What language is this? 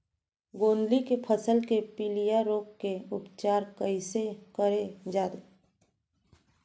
Chhattisgarhi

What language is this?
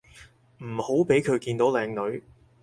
Cantonese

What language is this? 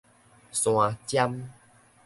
Min Nan Chinese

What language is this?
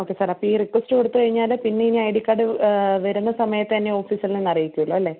Malayalam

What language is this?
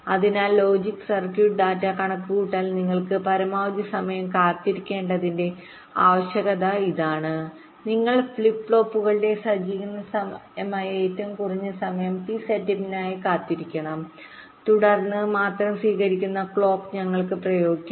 Malayalam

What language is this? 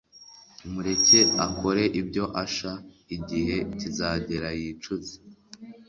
Kinyarwanda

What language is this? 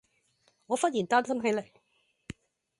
Cantonese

